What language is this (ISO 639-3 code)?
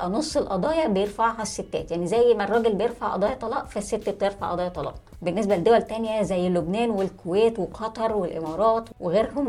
ara